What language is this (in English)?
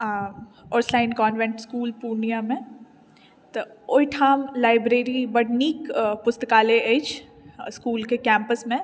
Maithili